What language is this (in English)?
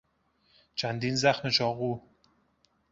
Persian